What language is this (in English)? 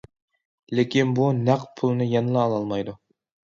Uyghur